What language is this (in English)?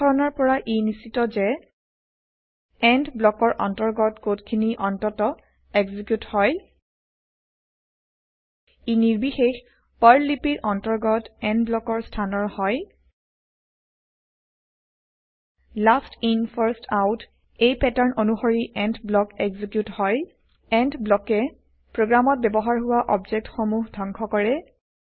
Assamese